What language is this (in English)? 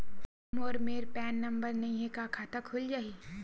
Chhattisgarhi